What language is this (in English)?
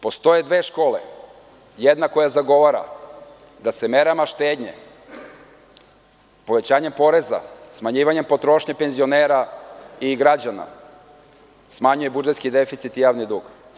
Serbian